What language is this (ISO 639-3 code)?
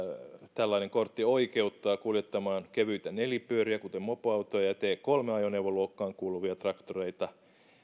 fin